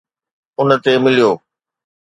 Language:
Sindhi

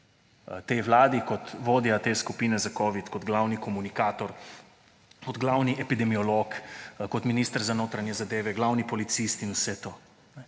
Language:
Slovenian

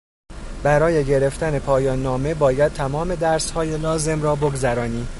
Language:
Persian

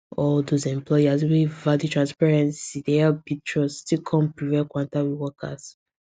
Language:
Nigerian Pidgin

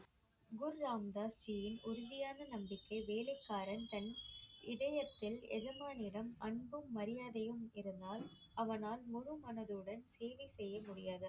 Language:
Tamil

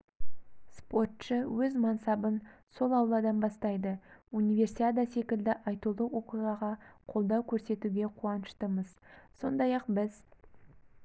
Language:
Kazakh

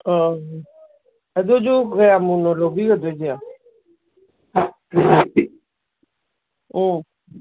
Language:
Manipuri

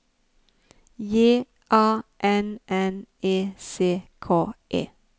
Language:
Norwegian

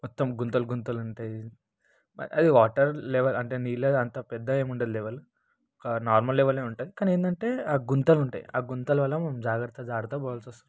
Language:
Telugu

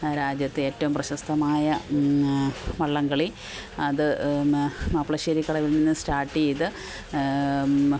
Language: Malayalam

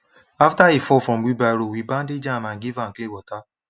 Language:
Nigerian Pidgin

